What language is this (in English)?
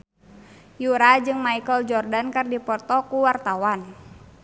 Sundanese